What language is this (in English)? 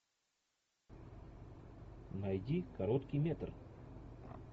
Russian